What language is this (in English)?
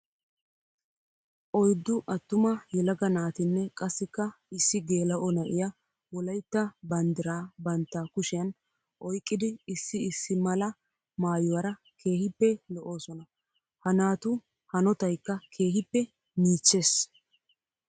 Wolaytta